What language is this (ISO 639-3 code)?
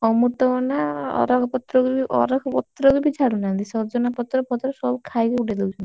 ori